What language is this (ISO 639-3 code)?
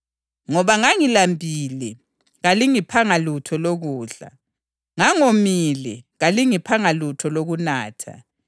nde